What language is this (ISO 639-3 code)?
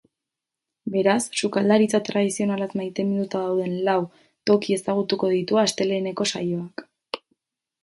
eus